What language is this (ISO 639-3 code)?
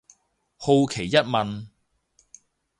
yue